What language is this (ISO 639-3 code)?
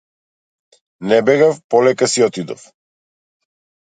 mkd